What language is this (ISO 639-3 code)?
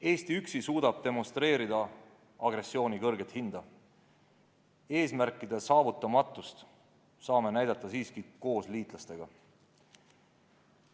est